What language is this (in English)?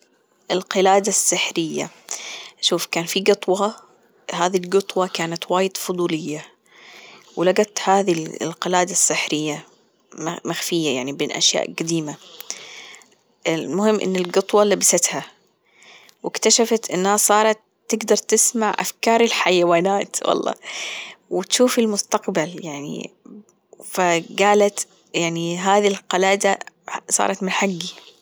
Gulf Arabic